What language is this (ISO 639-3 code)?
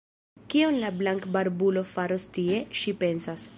epo